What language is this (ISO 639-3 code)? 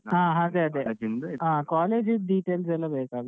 kan